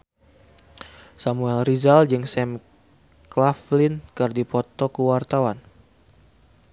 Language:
Sundanese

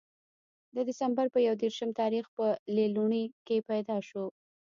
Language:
Pashto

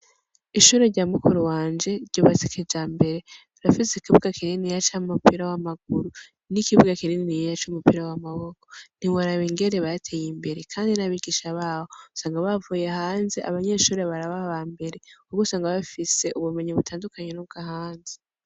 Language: Rundi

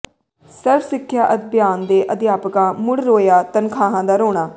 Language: Punjabi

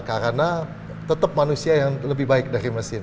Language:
Indonesian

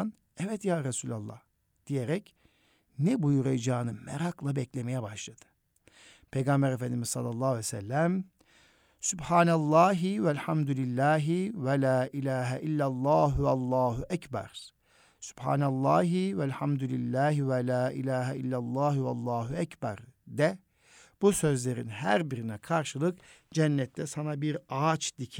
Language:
Turkish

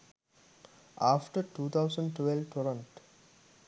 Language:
Sinhala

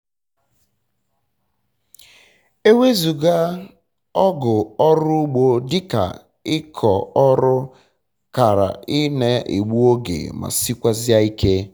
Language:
Igbo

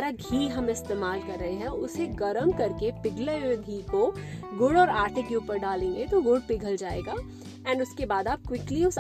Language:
Hindi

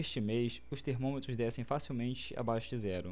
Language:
Portuguese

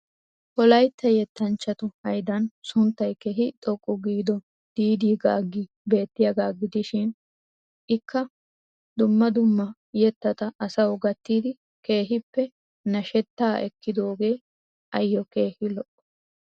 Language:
Wolaytta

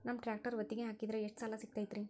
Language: Kannada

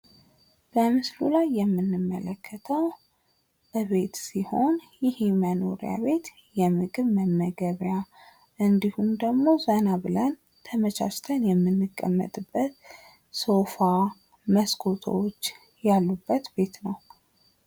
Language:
Amharic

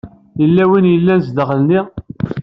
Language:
Kabyle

